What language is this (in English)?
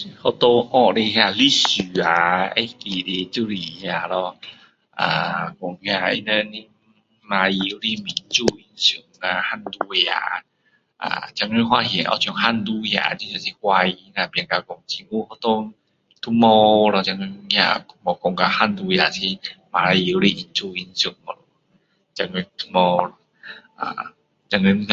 Min Dong Chinese